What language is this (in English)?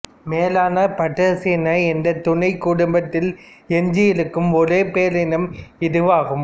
Tamil